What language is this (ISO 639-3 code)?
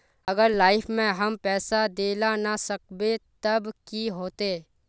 mag